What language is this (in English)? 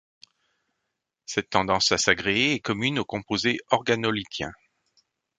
French